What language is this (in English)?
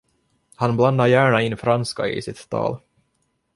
Swedish